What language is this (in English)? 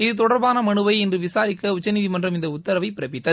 Tamil